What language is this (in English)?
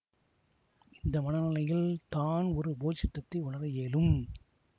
Tamil